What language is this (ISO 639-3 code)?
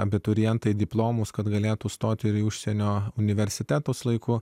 lit